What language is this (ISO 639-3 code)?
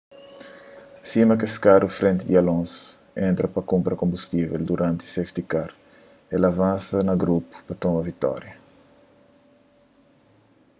kea